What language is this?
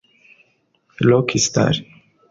Kinyarwanda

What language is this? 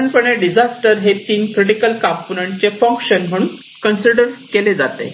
Marathi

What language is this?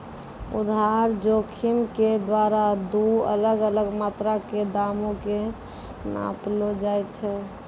Maithili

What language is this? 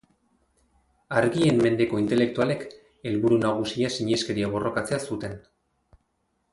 Basque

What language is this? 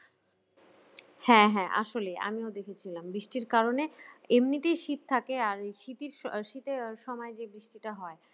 Bangla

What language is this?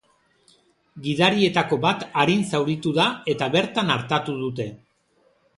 Basque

